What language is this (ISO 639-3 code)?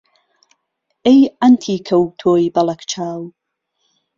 ckb